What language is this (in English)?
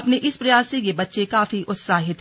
Hindi